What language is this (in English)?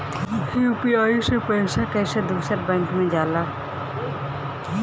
Bhojpuri